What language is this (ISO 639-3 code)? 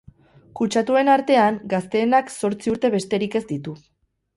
eus